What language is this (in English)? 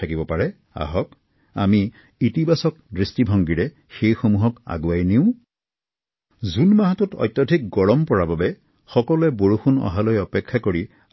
Assamese